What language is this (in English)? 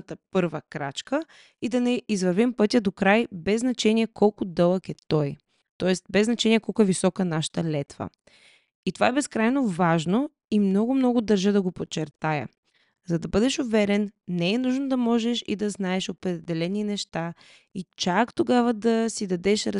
Bulgarian